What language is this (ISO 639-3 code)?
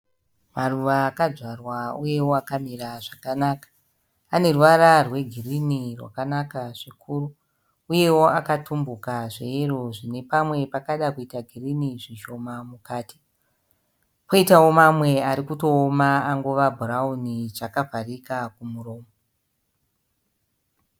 sna